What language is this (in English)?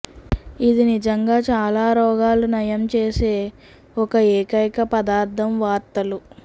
Telugu